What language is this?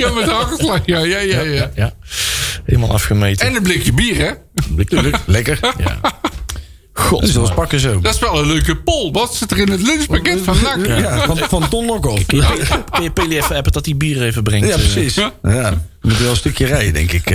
Dutch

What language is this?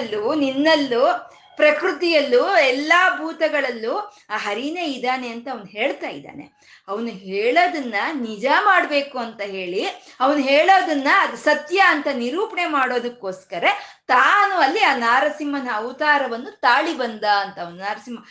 Kannada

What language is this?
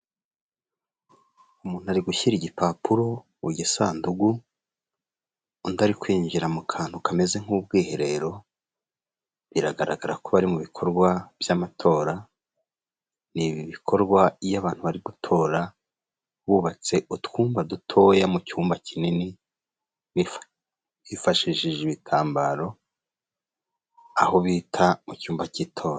Kinyarwanda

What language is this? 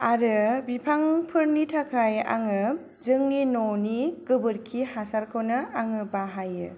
Bodo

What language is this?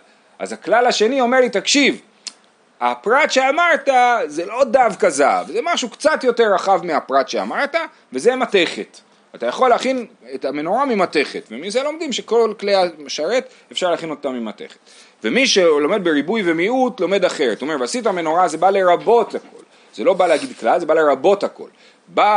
Hebrew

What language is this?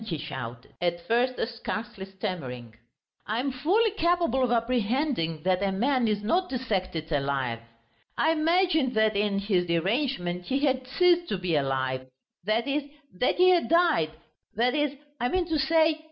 English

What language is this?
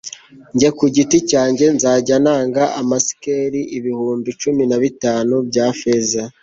Kinyarwanda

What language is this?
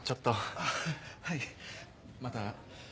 Japanese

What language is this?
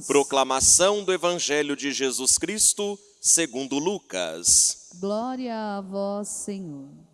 Portuguese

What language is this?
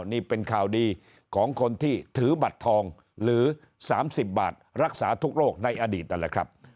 Thai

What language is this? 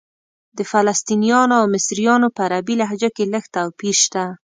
Pashto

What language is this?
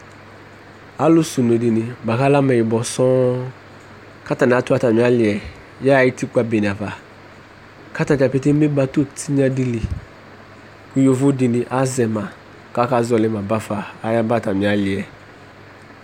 Ikposo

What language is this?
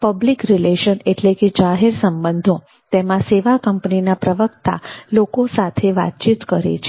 Gujarati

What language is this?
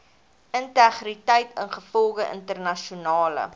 Afrikaans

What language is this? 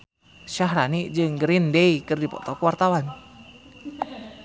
Sundanese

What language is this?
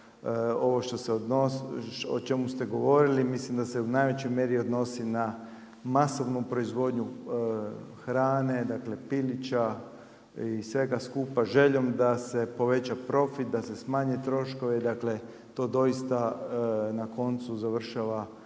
Croatian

